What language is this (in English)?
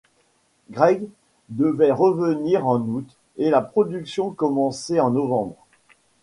French